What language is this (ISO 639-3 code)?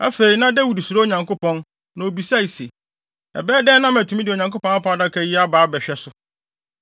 aka